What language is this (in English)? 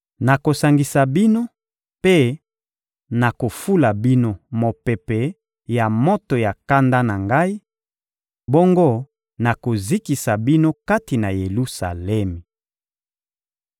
Lingala